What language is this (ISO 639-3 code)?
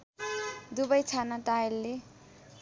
nep